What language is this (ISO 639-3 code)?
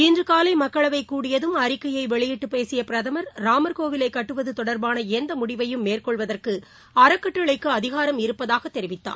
tam